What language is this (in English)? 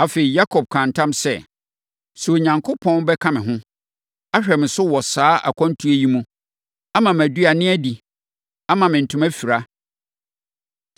Akan